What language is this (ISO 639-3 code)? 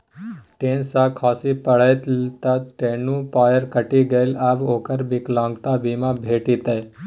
mai